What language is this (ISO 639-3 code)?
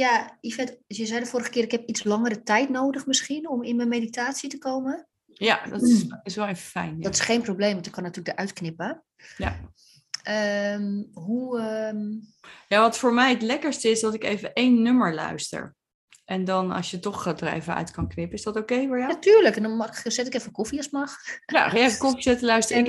nld